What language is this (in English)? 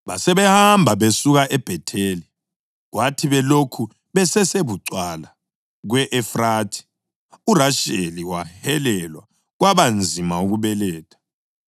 North Ndebele